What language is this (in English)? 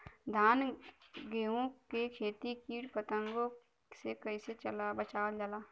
Bhojpuri